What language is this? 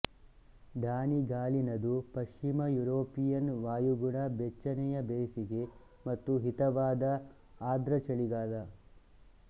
Kannada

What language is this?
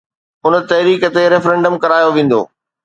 Sindhi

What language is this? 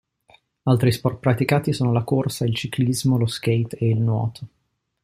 Italian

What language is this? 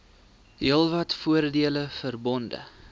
Afrikaans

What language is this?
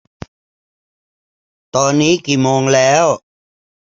Thai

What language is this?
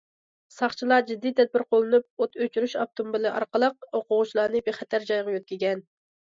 Uyghur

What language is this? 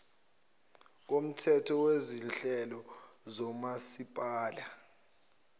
Zulu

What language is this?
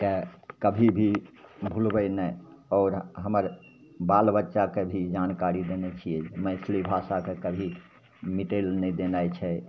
Maithili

